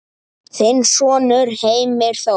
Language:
Icelandic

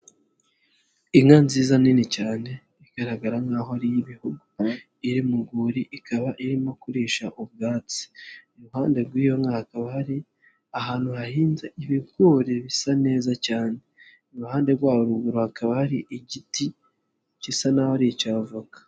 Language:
Kinyarwanda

